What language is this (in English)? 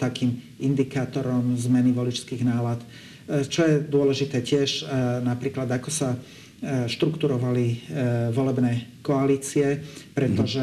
Slovak